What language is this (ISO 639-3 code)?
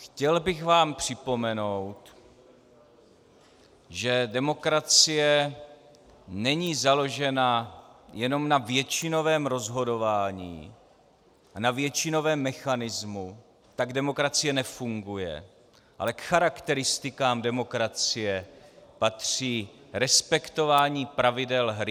ces